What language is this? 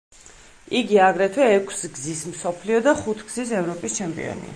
Georgian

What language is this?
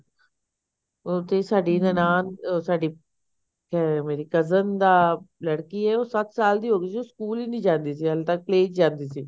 Punjabi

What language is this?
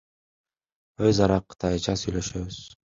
Kyrgyz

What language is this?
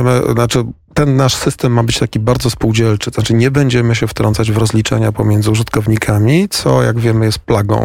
Polish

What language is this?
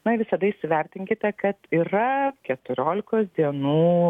Lithuanian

